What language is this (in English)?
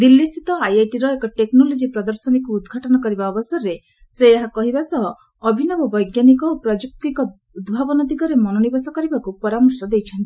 Odia